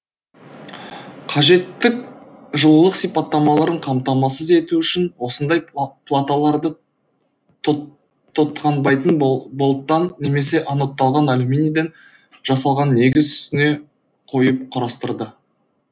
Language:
Kazakh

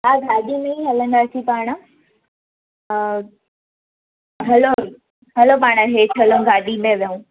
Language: Sindhi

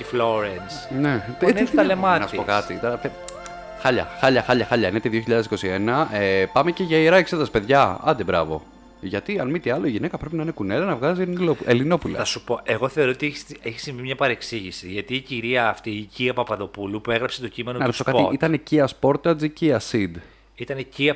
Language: Greek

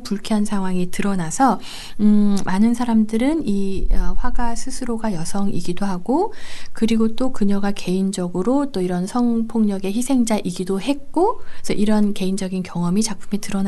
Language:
Korean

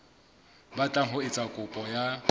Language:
Southern Sotho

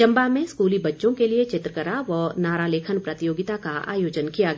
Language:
Hindi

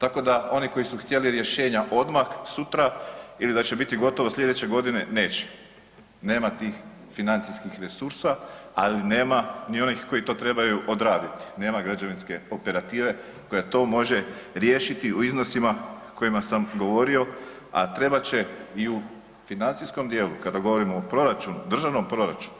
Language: Croatian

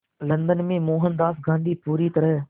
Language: Hindi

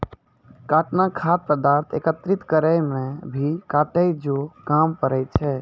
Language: Maithili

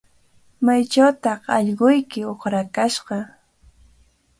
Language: Cajatambo North Lima Quechua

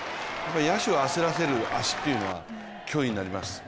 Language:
Japanese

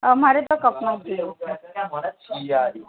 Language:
Gujarati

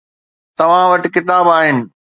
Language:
Sindhi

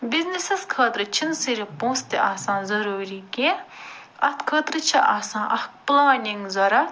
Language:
Kashmiri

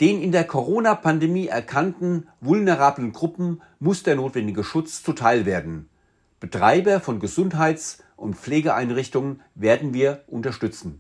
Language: German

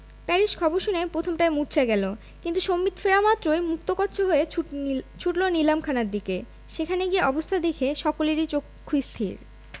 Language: Bangla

